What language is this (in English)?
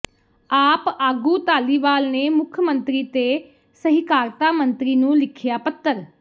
Punjabi